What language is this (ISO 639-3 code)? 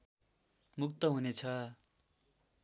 nep